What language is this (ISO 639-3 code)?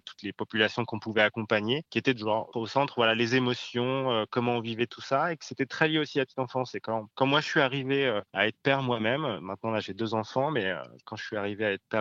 fra